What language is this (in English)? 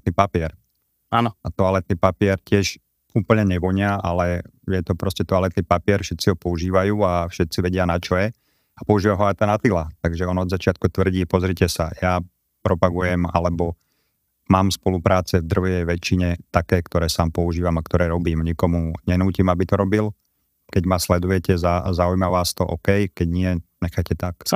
Slovak